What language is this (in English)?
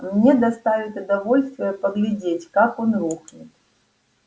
Russian